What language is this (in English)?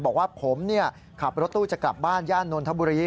Thai